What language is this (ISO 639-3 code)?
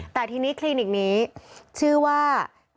tha